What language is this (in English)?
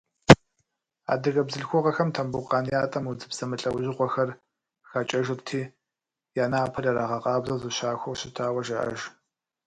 Kabardian